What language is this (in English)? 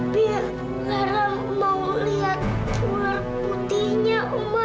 Indonesian